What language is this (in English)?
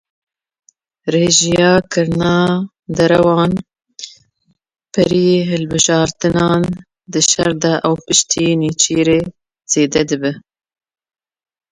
Kurdish